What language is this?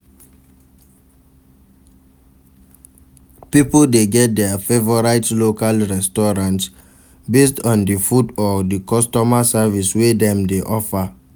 Nigerian Pidgin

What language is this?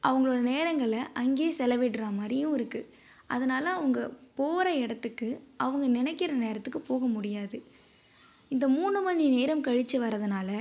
Tamil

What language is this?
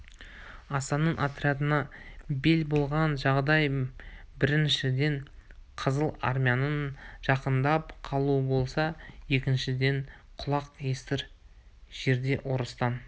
Kazakh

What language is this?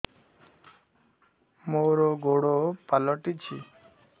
Odia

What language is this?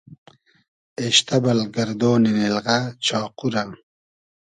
Hazaragi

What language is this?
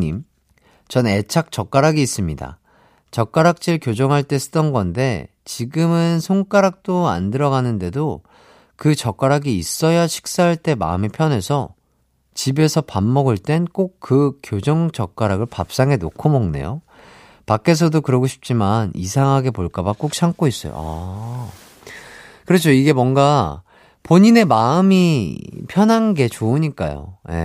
Korean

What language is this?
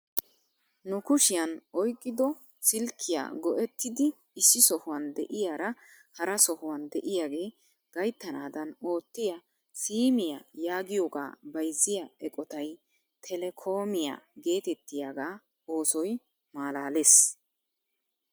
Wolaytta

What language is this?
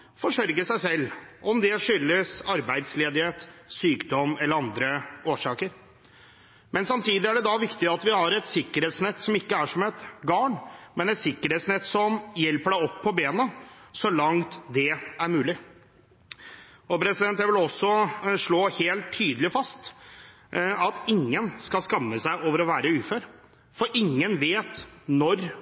Norwegian Bokmål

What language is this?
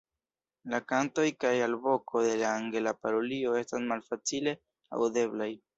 Esperanto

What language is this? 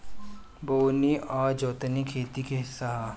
Bhojpuri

